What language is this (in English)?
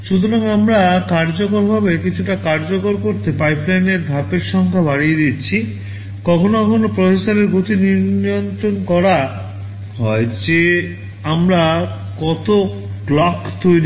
Bangla